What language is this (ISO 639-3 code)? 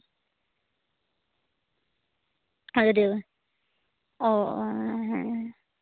sat